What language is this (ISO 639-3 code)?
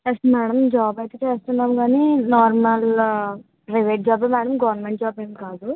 tel